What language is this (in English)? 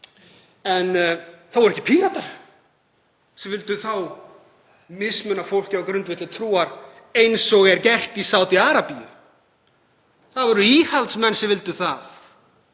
Icelandic